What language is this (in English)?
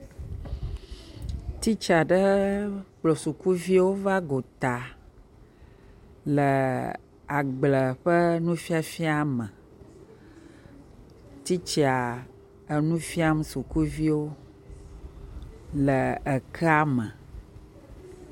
Ewe